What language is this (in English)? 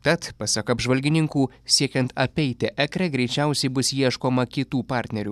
Lithuanian